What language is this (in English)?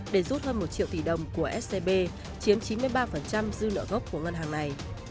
Vietnamese